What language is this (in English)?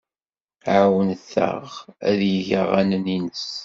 Kabyle